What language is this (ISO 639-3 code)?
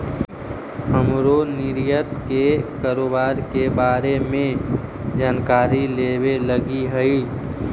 mag